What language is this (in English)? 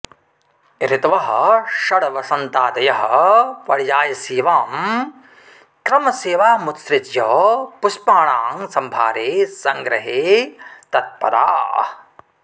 Sanskrit